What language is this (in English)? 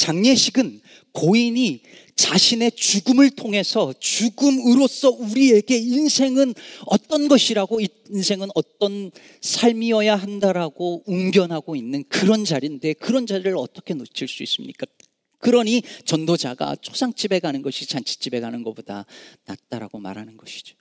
Korean